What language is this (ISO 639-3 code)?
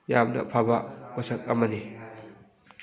mni